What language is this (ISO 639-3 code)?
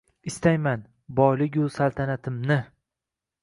uzb